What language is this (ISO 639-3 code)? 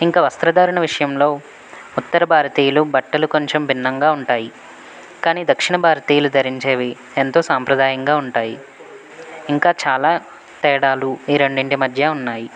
tel